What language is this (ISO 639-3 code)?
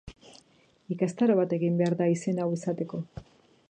eus